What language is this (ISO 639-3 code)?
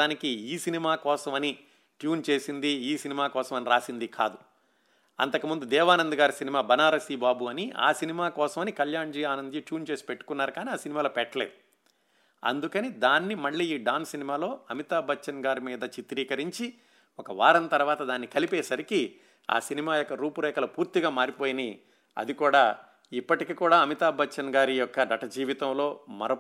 tel